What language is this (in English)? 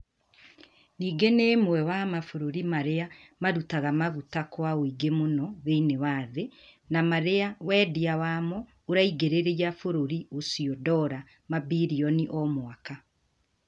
Kikuyu